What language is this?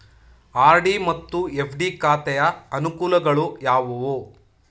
Kannada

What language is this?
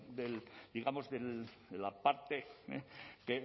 Spanish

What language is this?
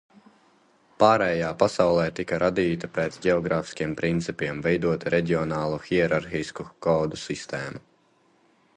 Latvian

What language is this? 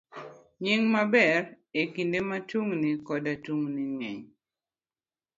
Luo (Kenya and Tanzania)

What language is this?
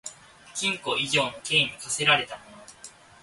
Japanese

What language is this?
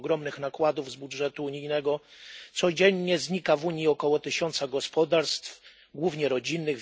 Polish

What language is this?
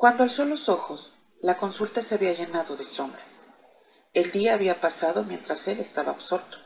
Spanish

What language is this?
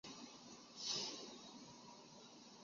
Chinese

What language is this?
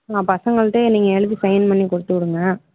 Tamil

